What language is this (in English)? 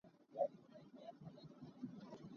Hakha Chin